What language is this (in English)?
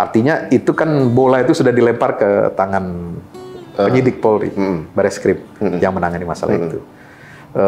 Indonesian